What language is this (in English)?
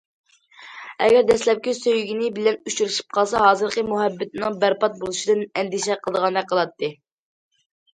Uyghur